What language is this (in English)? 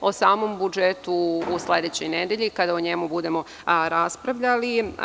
Serbian